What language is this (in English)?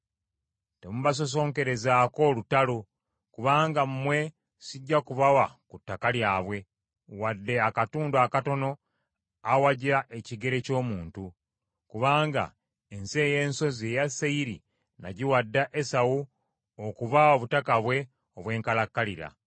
Ganda